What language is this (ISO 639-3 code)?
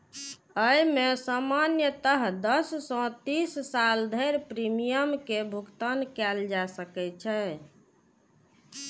mai